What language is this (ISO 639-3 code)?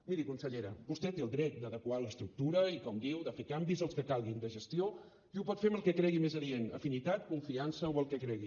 cat